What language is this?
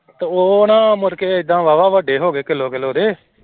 Punjabi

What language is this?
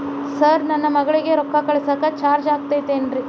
Kannada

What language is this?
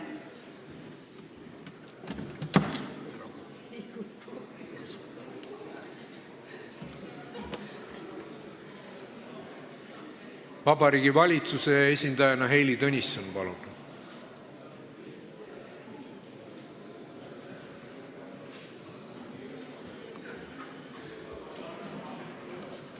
Estonian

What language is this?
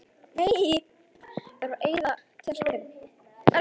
Icelandic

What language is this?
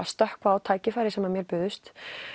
Icelandic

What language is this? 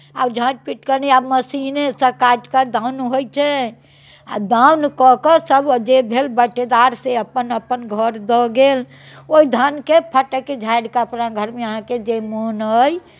Maithili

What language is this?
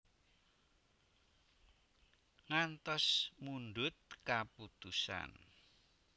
Javanese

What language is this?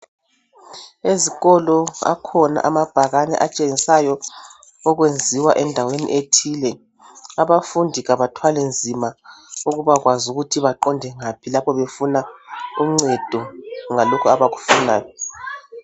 North Ndebele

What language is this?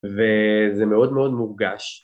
Hebrew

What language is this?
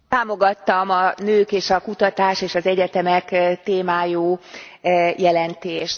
Hungarian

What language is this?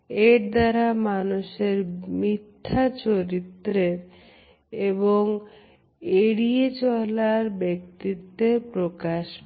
Bangla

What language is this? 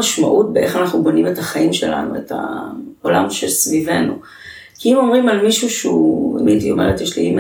Hebrew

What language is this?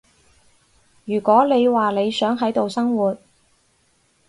Cantonese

